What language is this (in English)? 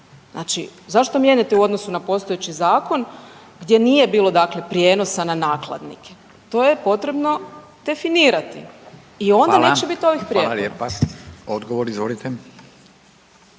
Croatian